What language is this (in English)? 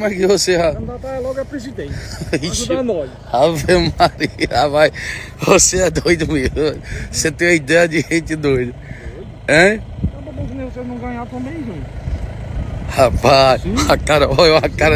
Portuguese